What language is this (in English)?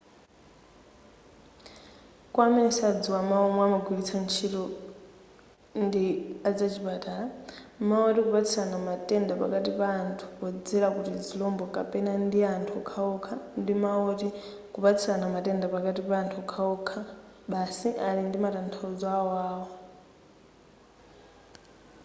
Nyanja